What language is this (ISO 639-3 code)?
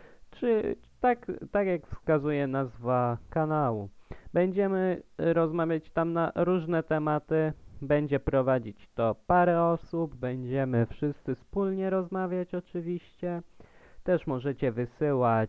pol